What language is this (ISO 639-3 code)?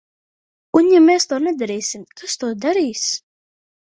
lav